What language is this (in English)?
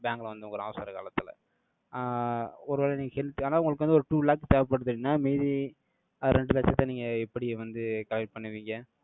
Tamil